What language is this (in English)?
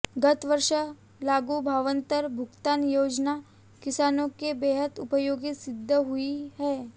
Hindi